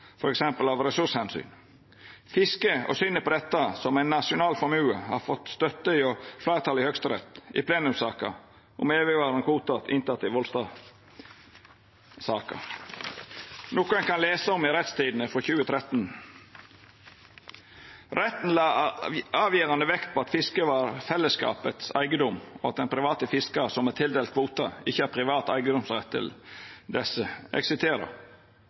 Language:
Norwegian Nynorsk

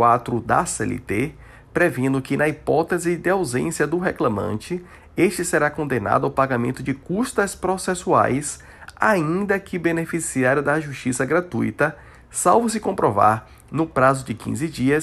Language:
Portuguese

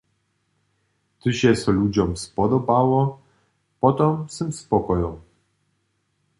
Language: Upper Sorbian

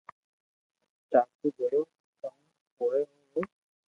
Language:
Loarki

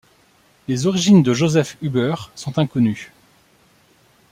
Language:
French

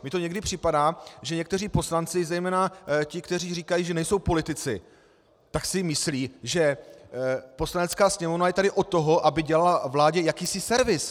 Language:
Czech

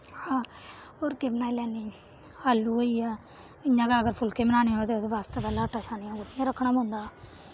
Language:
Dogri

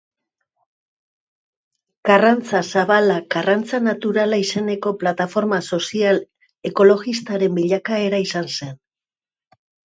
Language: Basque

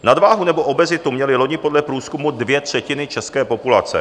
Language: Czech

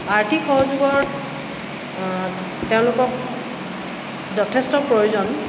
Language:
Assamese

